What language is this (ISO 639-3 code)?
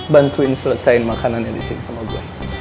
ind